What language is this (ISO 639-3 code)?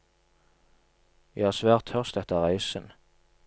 nor